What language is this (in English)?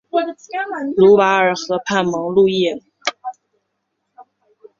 Chinese